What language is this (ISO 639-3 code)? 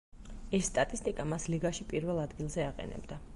kat